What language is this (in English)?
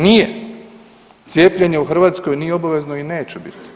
Croatian